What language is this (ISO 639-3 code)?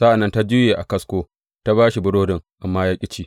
hau